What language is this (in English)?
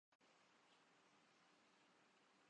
Urdu